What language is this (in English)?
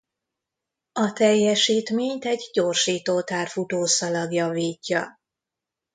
Hungarian